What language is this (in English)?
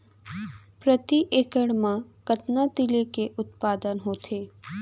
Chhattisgarhi